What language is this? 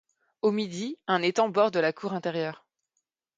French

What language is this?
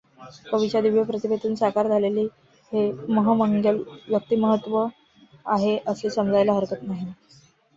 Marathi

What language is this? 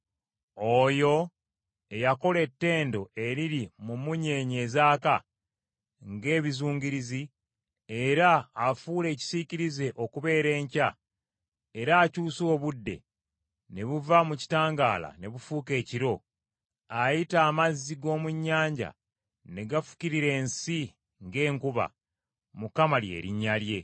Ganda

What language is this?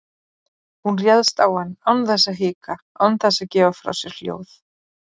Icelandic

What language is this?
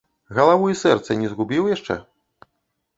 Belarusian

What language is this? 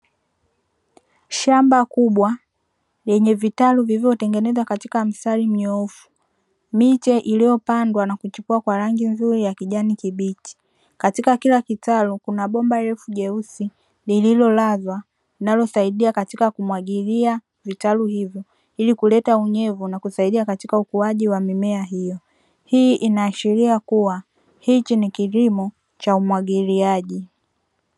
Swahili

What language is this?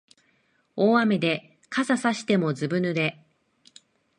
Japanese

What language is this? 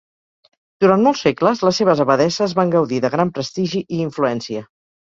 Catalan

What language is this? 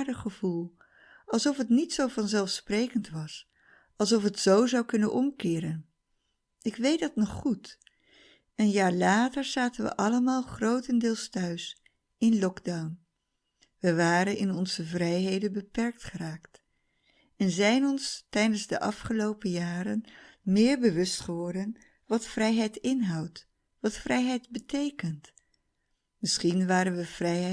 Dutch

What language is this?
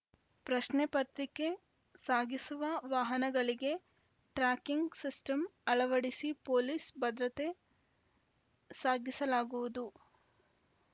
Kannada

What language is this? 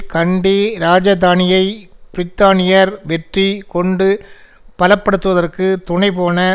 Tamil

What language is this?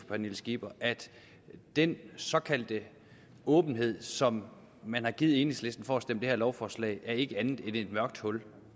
Danish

